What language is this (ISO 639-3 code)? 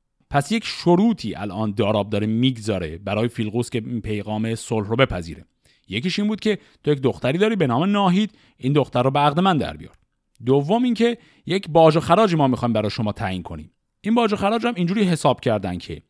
fas